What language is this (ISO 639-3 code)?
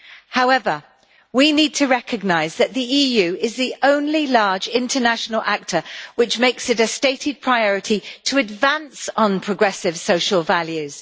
eng